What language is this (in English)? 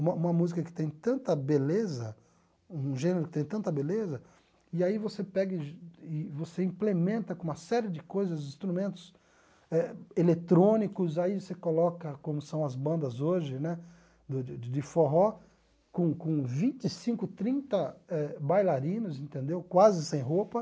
Portuguese